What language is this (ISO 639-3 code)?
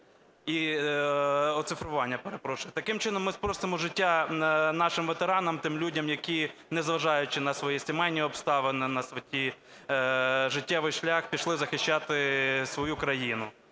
ukr